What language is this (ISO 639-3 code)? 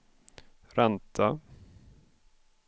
swe